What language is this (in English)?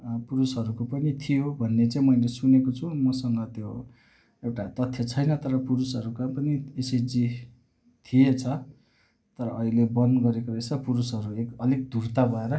Nepali